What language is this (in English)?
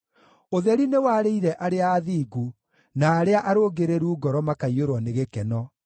Kikuyu